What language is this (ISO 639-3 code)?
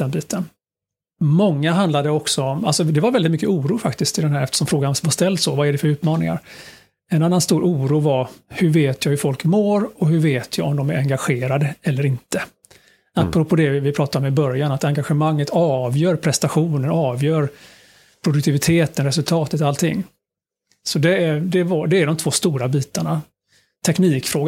swe